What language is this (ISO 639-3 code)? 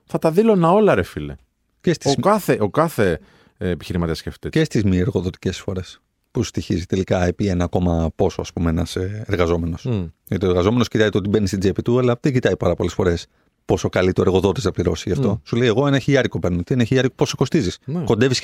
ell